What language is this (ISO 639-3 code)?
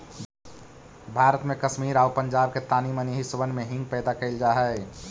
mag